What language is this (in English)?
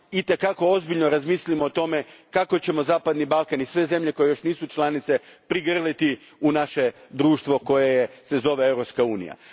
Croatian